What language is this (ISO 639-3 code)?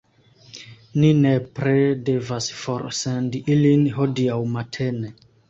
epo